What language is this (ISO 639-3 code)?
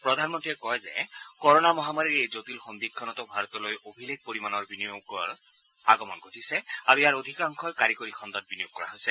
asm